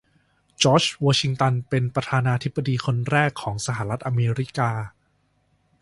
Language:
Thai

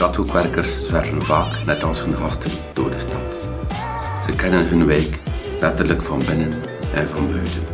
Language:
Dutch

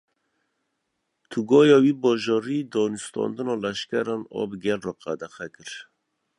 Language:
Kurdish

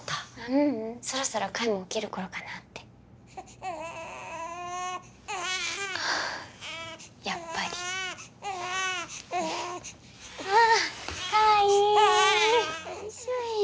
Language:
Japanese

